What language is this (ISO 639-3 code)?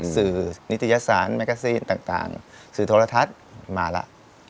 tha